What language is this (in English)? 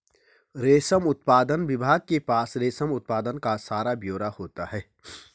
Hindi